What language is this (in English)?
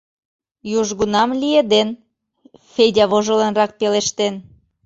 Mari